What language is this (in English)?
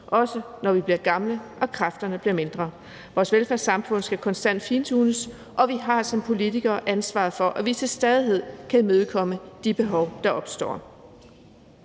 Danish